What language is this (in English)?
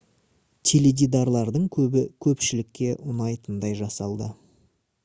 Kazakh